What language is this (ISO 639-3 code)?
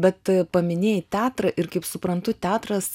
lit